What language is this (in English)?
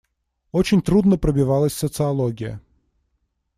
Russian